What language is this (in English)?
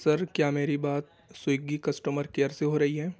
Urdu